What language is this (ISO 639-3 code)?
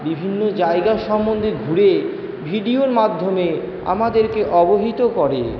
ben